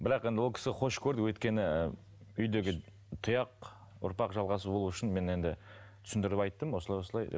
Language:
Kazakh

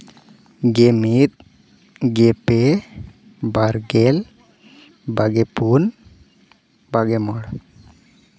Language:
Santali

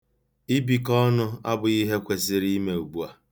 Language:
Igbo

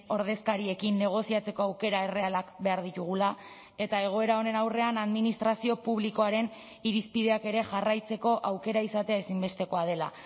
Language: Basque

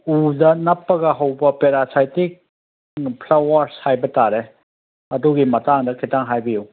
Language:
Manipuri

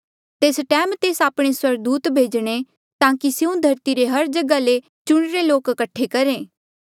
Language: Mandeali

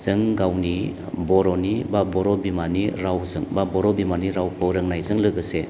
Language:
Bodo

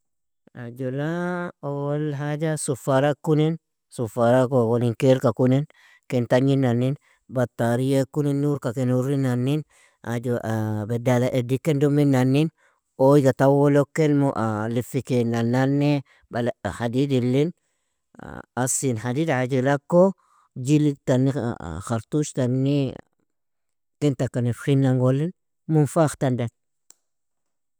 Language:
Nobiin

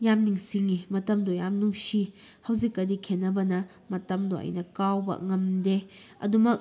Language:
Manipuri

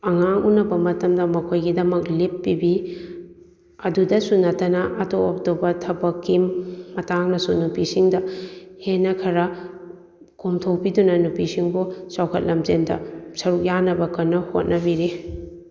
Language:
Manipuri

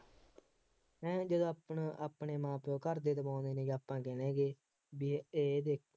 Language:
Punjabi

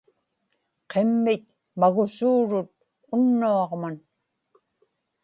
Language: Inupiaq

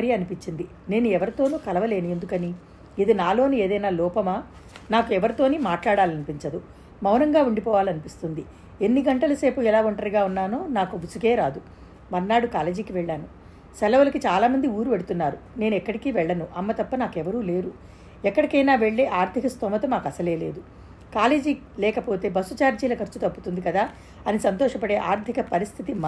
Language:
Telugu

